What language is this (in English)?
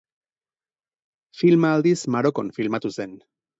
Basque